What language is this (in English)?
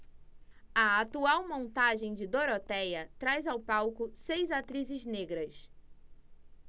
Portuguese